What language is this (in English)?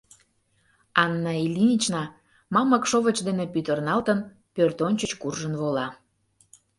Mari